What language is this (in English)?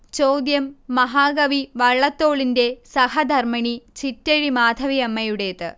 Malayalam